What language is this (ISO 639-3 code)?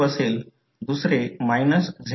mar